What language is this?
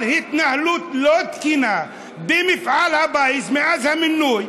Hebrew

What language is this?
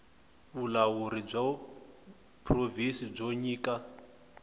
Tsonga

